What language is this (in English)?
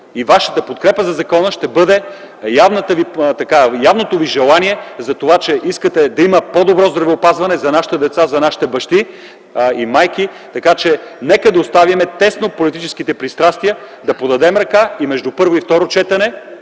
Bulgarian